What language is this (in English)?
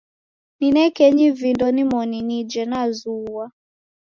Taita